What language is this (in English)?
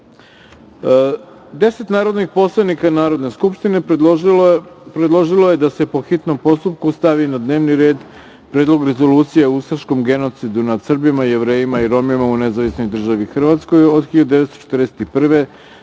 Serbian